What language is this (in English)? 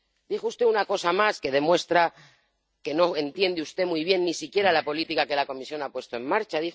Spanish